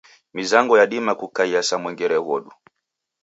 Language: Taita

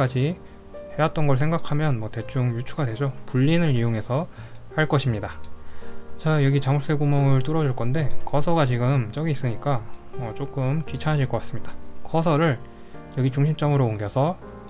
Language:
Korean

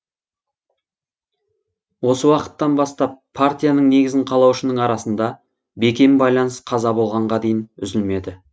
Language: Kazakh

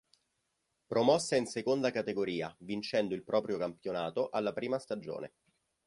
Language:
Italian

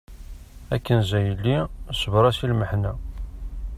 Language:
Kabyle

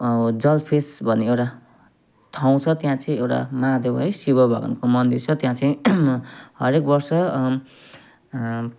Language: Nepali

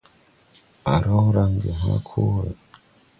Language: Tupuri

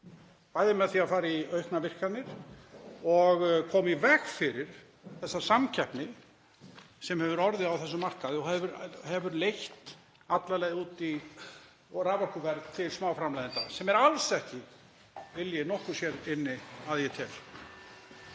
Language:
Icelandic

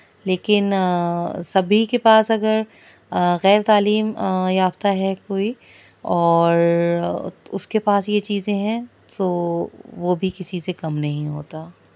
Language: Urdu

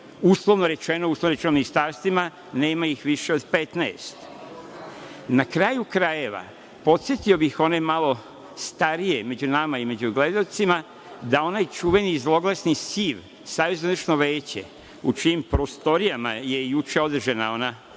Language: Serbian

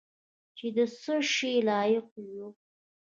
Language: Pashto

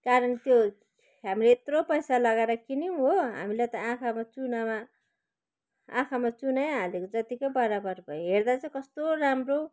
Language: Nepali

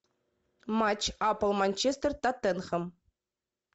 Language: Russian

